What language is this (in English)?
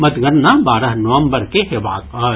Maithili